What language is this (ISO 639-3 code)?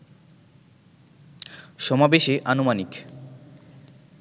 ben